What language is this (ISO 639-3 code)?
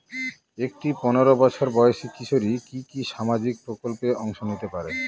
ben